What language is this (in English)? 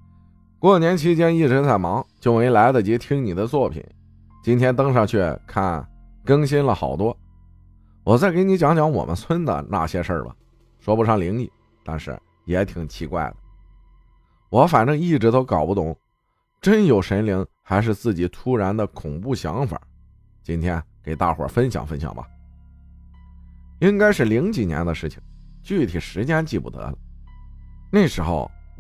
Chinese